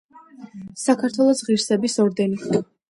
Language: Georgian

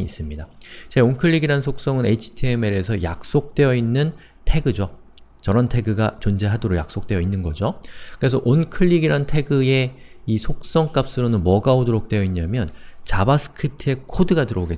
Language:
Korean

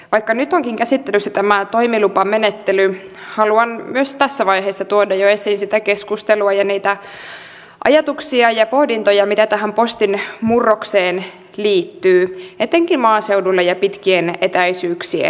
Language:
Finnish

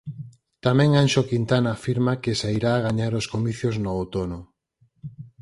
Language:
Galician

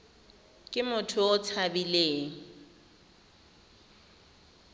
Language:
Tswana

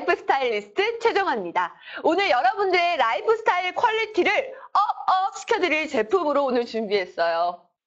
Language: Korean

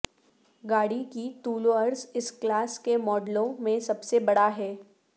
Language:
Urdu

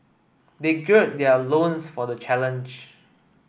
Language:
English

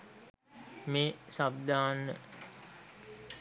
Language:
Sinhala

